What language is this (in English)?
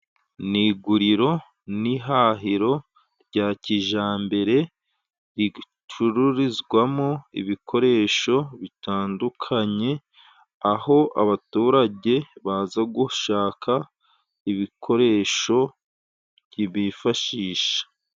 Kinyarwanda